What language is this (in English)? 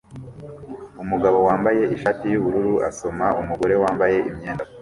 Kinyarwanda